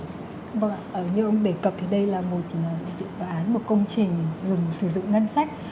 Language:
Vietnamese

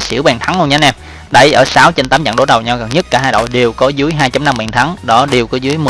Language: Vietnamese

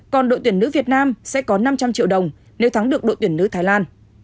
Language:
Vietnamese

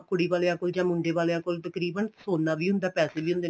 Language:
Punjabi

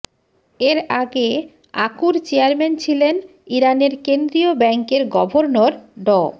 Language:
Bangla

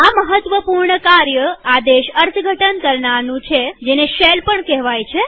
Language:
Gujarati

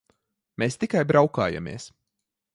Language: Latvian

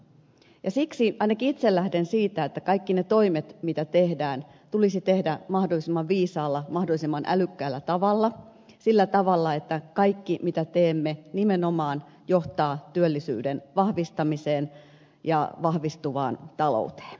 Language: Finnish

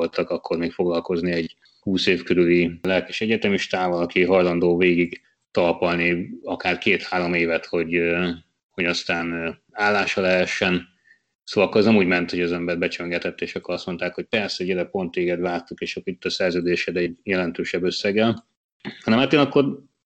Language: Hungarian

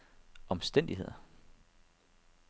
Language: Danish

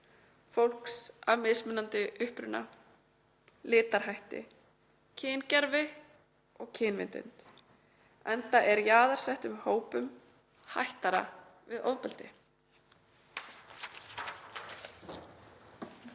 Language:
Icelandic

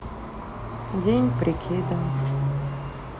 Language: Russian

